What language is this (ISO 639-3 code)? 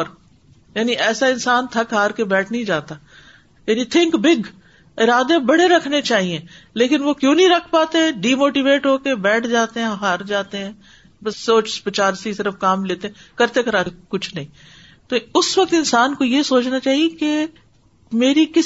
urd